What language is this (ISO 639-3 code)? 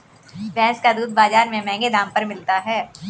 hin